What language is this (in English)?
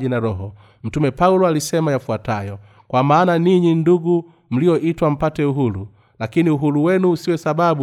Swahili